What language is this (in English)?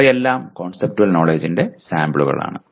Malayalam